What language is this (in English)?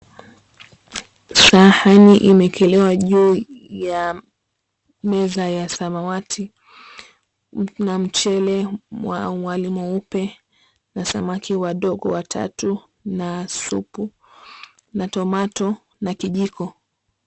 Swahili